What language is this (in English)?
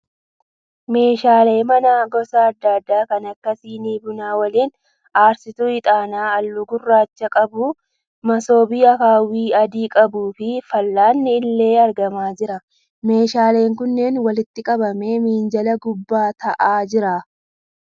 Oromo